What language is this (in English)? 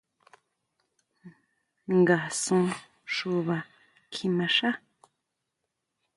Huautla Mazatec